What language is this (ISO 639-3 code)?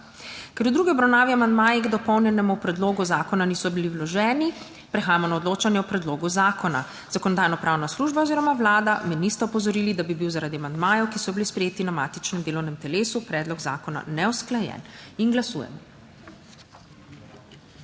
slv